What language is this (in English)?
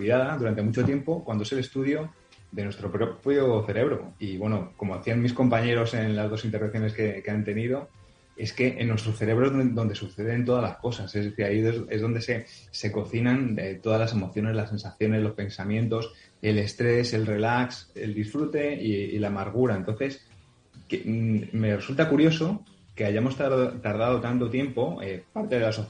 Spanish